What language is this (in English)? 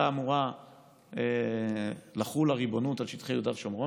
Hebrew